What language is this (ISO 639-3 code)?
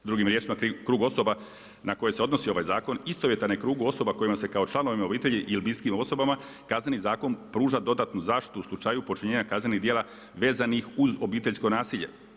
hrv